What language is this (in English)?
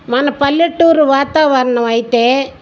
Telugu